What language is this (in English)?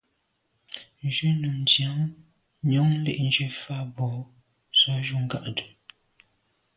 Medumba